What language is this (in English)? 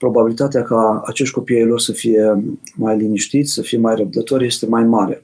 Romanian